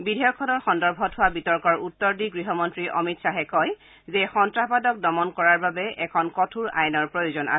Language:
Assamese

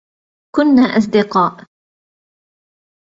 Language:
Arabic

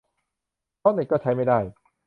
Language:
Thai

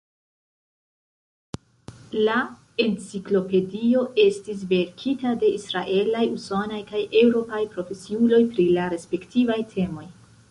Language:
Esperanto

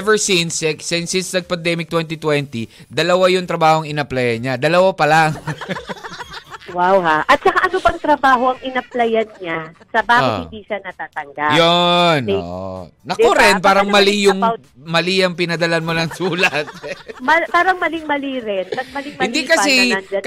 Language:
Filipino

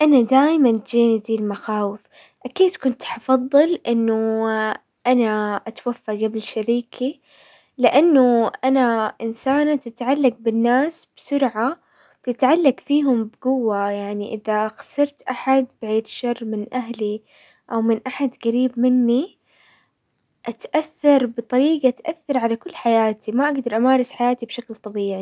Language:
Hijazi Arabic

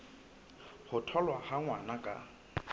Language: Southern Sotho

